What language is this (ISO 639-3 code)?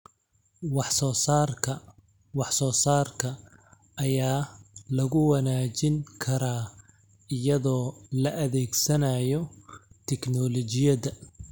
som